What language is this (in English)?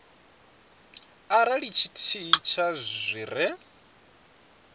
Venda